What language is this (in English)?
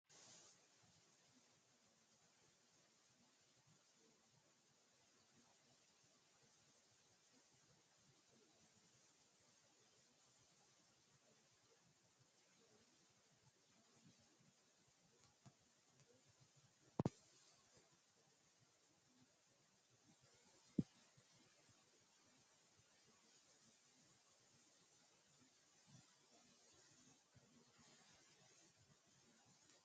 Sidamo